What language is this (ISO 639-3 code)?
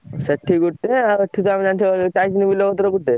ori